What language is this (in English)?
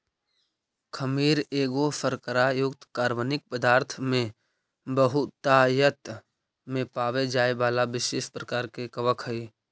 Magahi